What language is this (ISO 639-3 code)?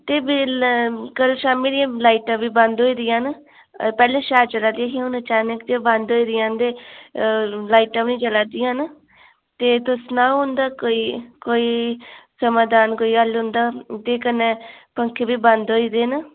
doi